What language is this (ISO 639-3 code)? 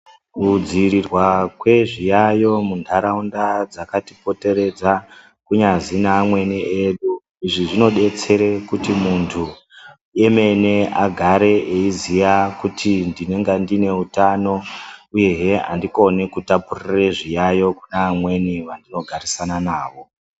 ndc